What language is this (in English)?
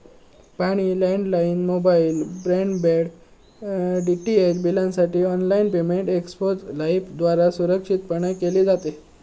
Marathi